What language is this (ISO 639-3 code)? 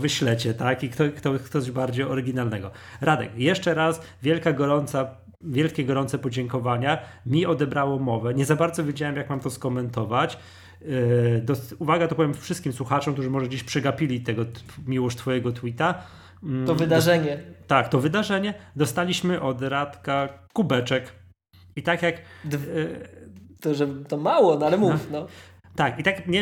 pol